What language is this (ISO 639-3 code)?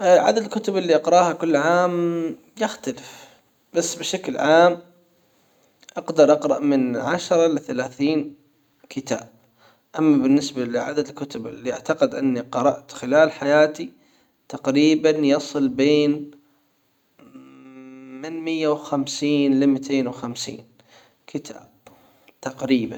acw